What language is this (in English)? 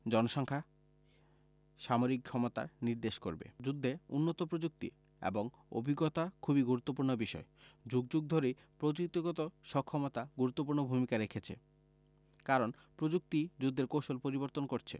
Bangla